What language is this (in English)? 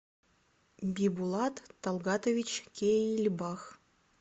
Russian